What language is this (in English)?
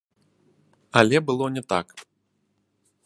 Belarusian